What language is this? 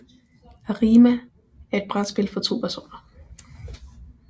Danish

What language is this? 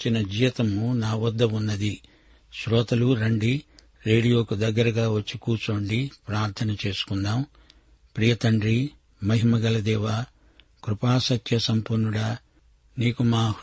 Telugu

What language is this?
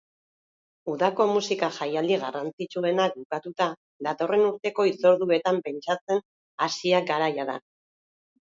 Basque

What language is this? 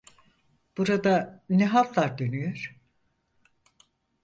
Turkish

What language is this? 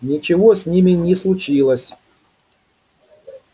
Russian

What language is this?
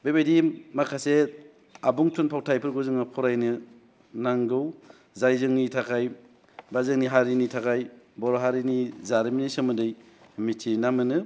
Bodo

